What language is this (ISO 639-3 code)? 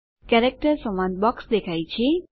guj